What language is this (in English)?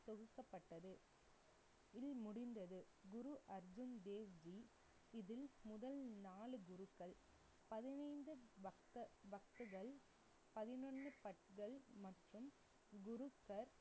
Tamil